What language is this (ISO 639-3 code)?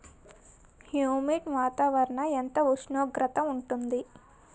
tel